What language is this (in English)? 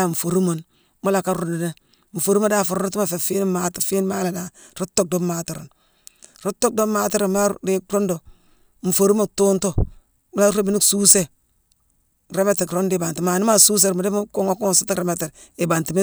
Mansoanka